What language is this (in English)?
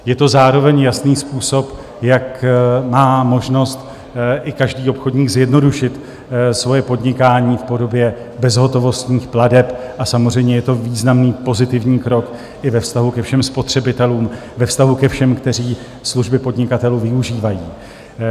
Czech